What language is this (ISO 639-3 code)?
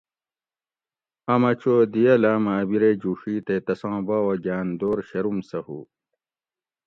gwc